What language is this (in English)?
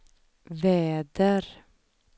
Swedish